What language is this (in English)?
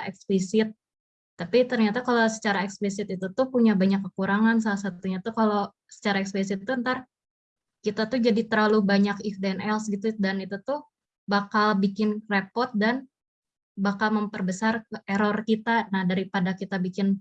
Indonesian